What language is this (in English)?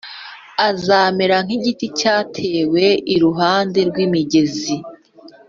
Kinyarwanda